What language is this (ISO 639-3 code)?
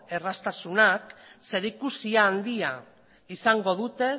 eus